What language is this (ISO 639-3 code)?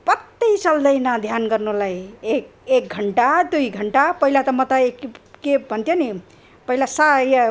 nep